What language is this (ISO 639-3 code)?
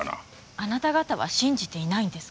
jpn